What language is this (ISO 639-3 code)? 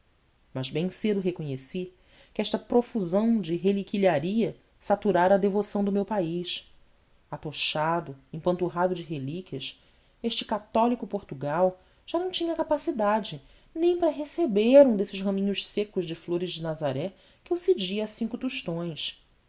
por